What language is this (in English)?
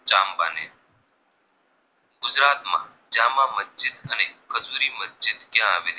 Gujarati